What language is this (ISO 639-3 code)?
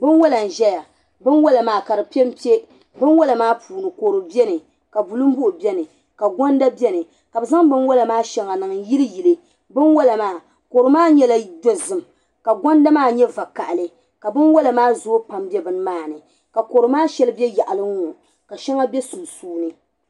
dag